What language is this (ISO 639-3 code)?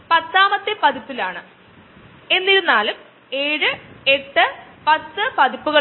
mal